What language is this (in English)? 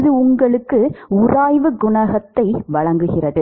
Tamil